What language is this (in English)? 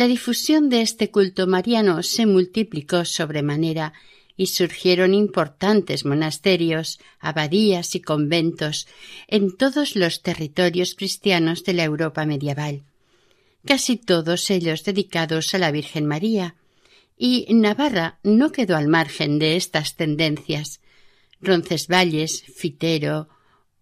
Spanish